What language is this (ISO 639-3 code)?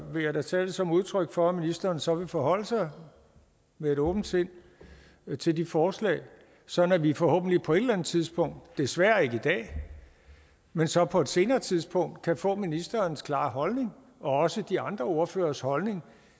dan